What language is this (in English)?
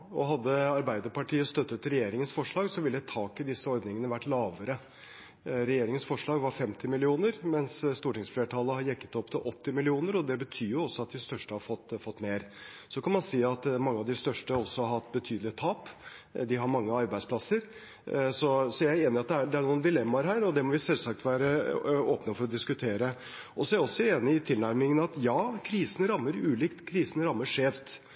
Norwegian Bokmål